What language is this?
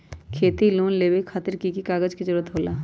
Magahi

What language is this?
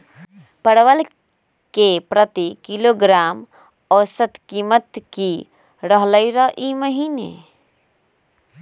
Magahi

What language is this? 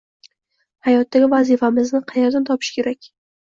Uzbek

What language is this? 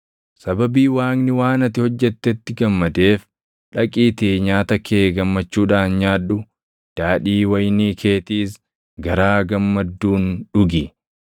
Oromo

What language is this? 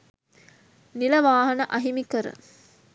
Sinhala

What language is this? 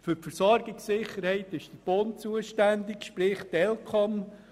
Swiss German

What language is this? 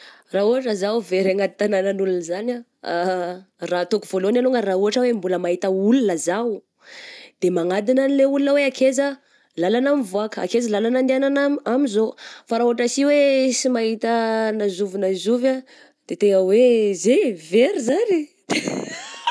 Southern Betsimisaraka Malagasy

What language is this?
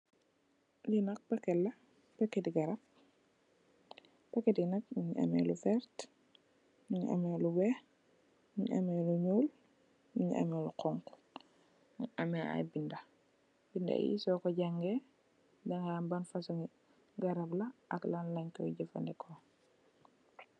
Wolof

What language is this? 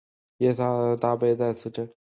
Chinese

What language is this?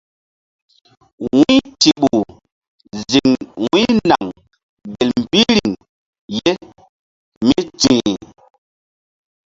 Mbum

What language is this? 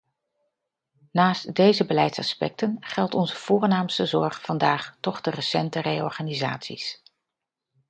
Dutch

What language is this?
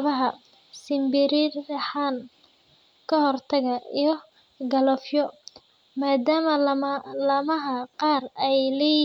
Somali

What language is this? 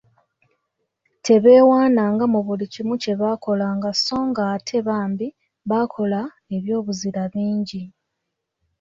Ganda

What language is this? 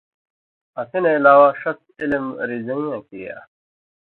Indus Kohistani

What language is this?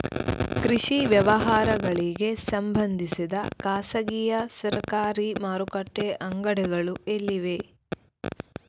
Kannada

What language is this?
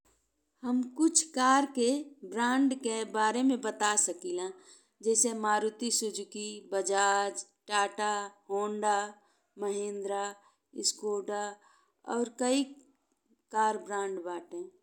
Bhojpuri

